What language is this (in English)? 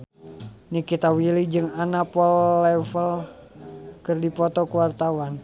Sundanese